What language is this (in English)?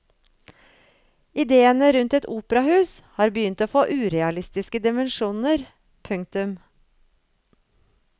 Norwegian